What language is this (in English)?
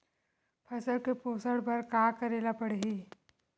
Chhattisgarhi